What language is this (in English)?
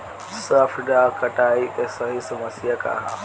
Bhojpuri